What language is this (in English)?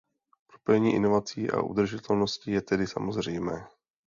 Czech